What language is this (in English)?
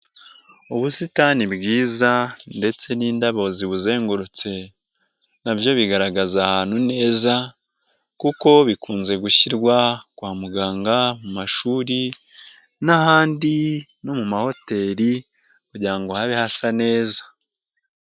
Kinyarwanda